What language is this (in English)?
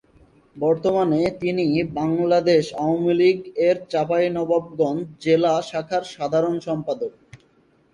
Bangla